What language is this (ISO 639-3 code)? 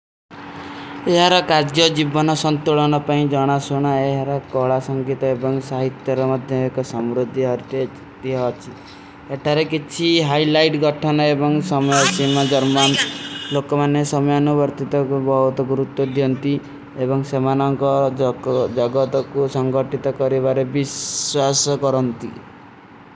uki